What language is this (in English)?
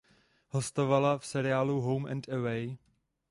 Czech